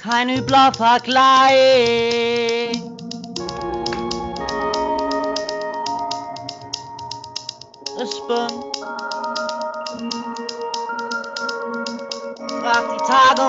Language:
German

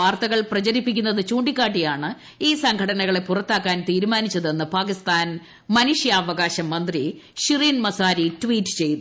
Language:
Malayalam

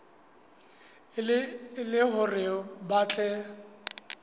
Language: Southern Sotho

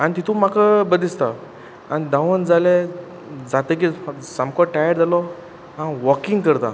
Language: Konkani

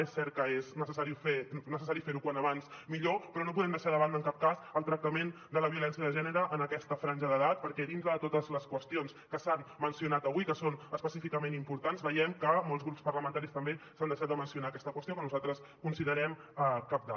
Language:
Catalan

